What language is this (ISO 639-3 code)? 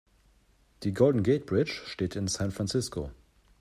deu